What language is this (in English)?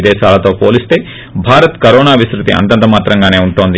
Telugu